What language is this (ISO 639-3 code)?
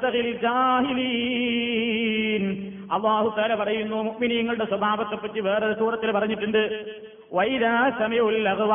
mal